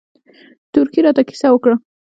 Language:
Pashto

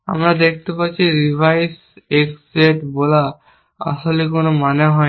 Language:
Bangla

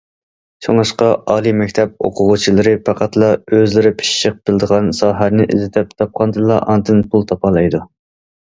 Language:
Uyghur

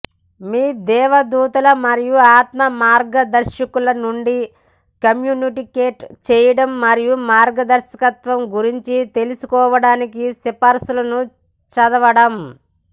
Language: Telugu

